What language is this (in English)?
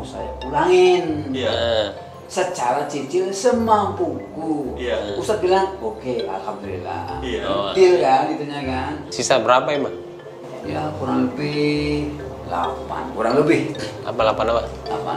Indonesian